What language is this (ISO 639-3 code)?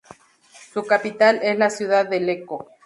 spa